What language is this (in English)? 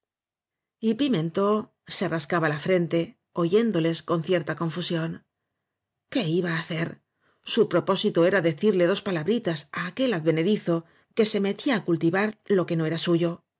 Spanish